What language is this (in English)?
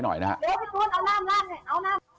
Thai